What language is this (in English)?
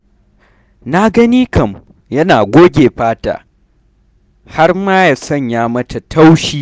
Hausa